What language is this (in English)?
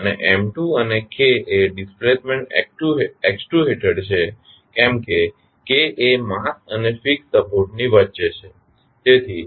Gujarati